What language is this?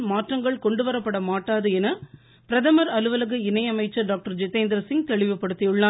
Tamil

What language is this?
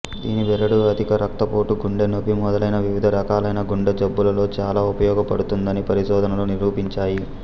Telugu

